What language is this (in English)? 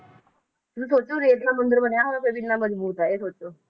Punjabi